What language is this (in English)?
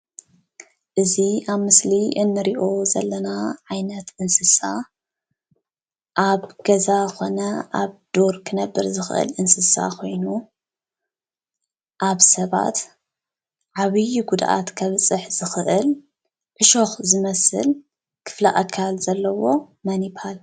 Tigrinya